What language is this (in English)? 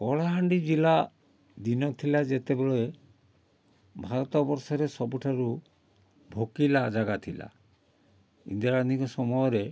Odia